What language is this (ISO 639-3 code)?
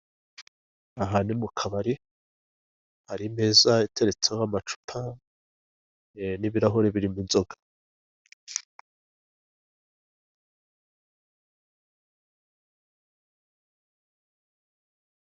kin